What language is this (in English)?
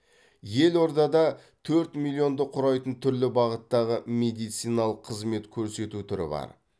Kazakh